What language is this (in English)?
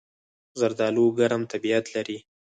Pashto